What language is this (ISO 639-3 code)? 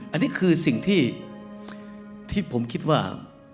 tha